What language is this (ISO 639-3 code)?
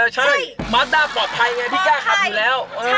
tha